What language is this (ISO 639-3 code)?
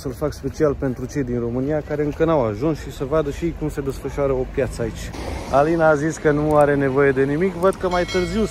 ron